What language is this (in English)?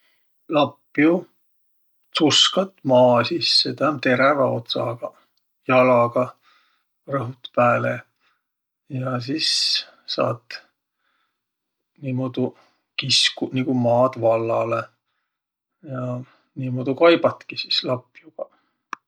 Võro